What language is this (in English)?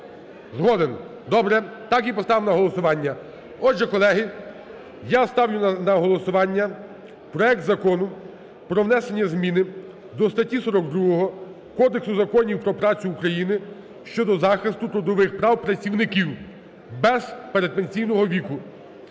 Ukrainian